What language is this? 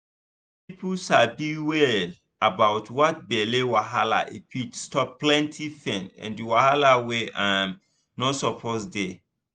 Nigerian Pidgin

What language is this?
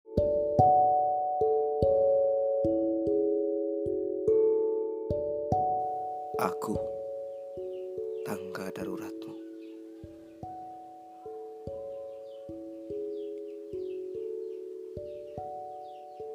Indonesian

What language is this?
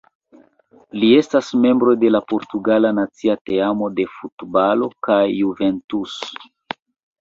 Esperanto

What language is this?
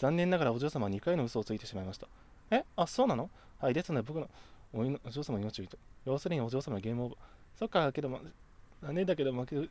Japanese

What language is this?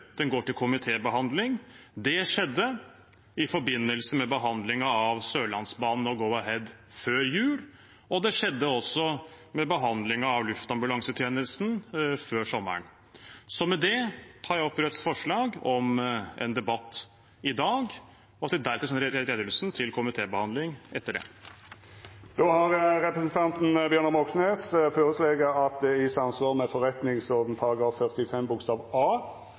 Norwegian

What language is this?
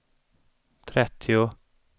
Swedish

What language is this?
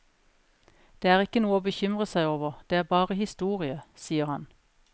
Norwegian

